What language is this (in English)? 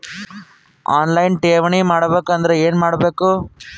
Kannada